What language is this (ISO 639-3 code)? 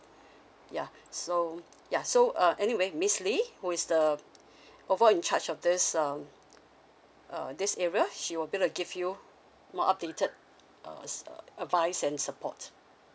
eng